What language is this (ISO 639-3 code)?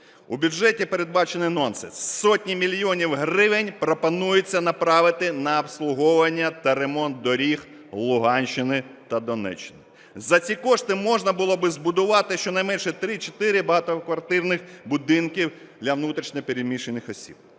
ukr